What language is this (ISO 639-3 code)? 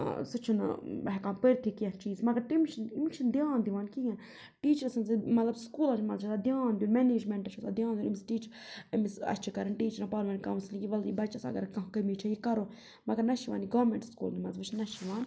kas